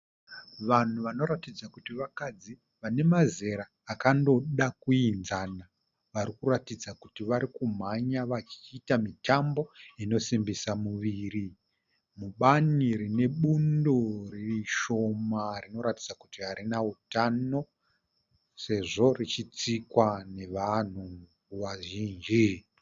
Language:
Shona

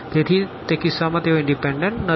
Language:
Gujarati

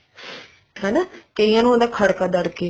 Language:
Punjabi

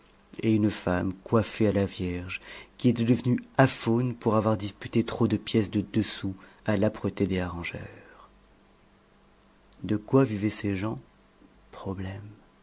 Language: French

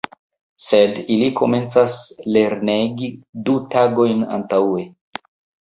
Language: Esperanto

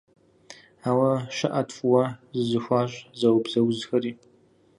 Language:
Kabardian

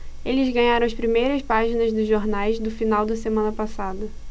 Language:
Portuguese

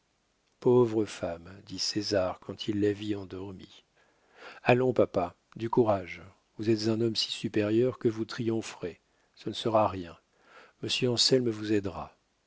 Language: French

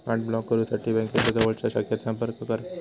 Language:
Marathi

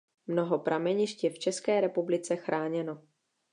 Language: Czech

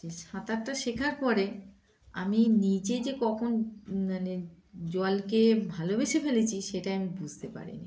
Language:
Bangla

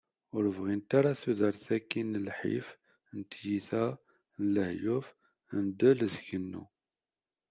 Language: Kabyle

